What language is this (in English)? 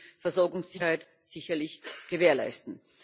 German